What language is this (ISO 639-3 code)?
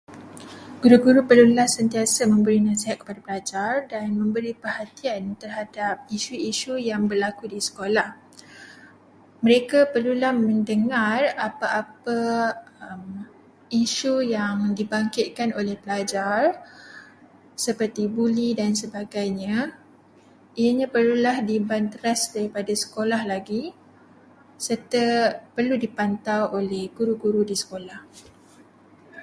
msa